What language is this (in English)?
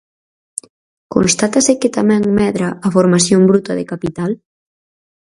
Galician